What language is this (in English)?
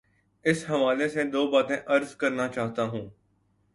Urdu